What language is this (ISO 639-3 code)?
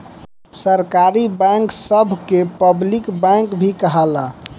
bho